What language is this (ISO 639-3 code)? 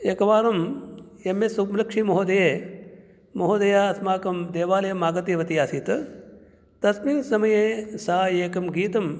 san